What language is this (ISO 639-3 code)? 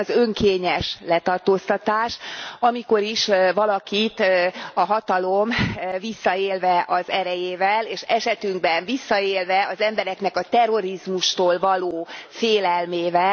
hun